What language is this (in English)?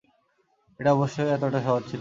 Bangla